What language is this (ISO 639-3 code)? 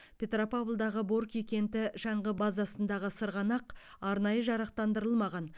kaz